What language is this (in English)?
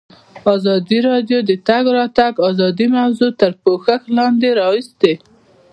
Pashto